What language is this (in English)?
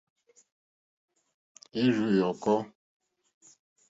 Mokpwe